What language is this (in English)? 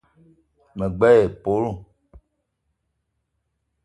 Eton (Cameroon)